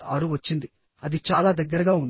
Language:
Telugu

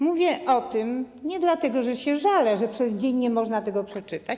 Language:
Polish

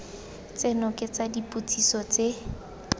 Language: Tswana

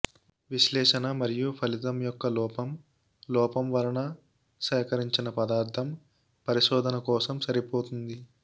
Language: Telugu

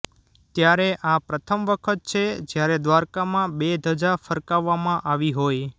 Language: Gujarati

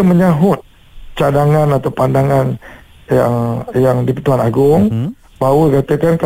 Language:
Malay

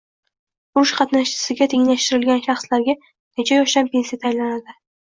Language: Uzbek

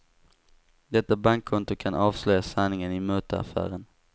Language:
Swedish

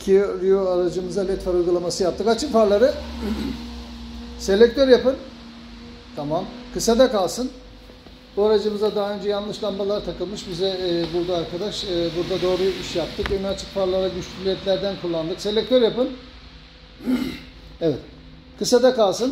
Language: Turkish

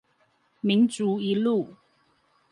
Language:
Chinese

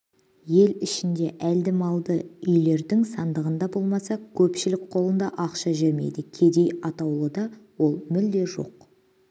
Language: Kazakh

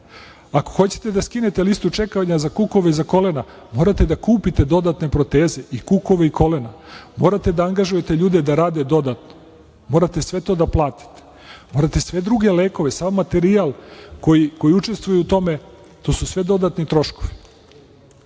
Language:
Serbian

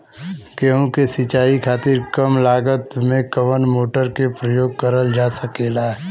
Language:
Bhojpuri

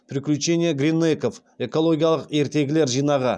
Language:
Kazakh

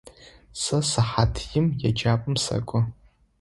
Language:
Adyghe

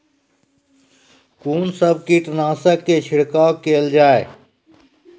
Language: Maithili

